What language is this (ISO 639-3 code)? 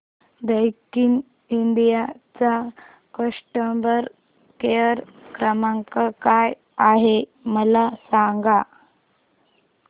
mar